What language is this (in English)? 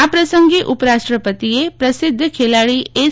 Gujarati